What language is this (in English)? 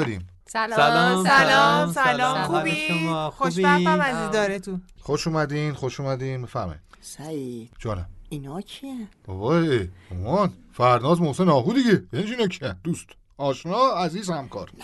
Persian